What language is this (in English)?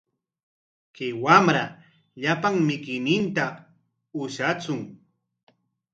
Corongo Ancash Quechua